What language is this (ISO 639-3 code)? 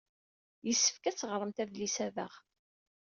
kab